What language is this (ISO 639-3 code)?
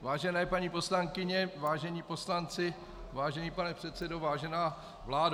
ces